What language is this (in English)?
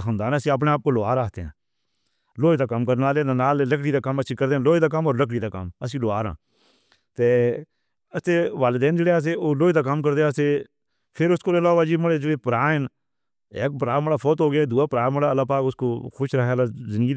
Northern Hindko